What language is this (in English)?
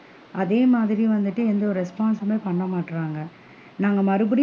Tamil